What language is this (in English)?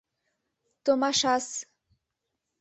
Mari